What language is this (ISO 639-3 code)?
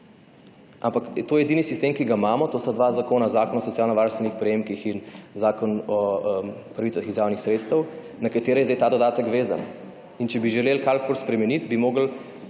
slv